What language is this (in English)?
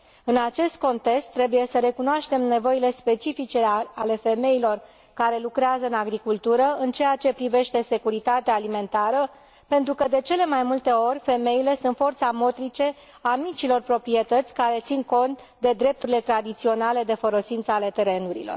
Romanian